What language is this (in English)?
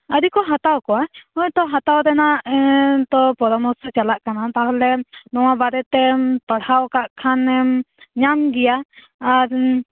Santali